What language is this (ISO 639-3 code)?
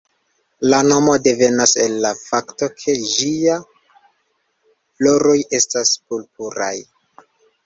epo